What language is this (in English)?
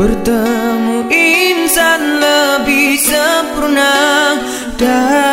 Malay